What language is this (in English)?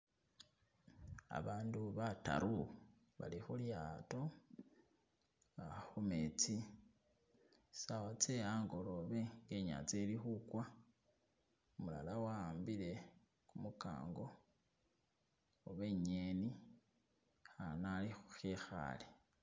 Masaaba